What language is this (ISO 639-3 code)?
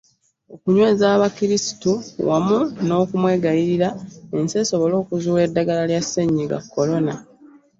lug